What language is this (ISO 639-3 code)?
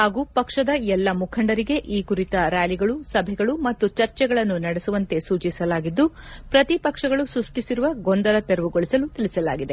kan